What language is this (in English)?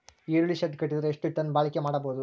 Kannada